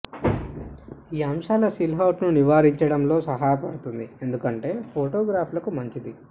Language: Telugu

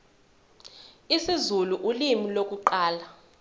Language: Zulu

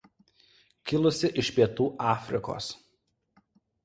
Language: Lithuanian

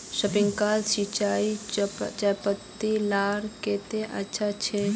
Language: Magahi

